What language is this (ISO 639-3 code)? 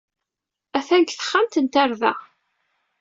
kab